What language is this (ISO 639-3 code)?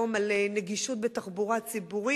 heb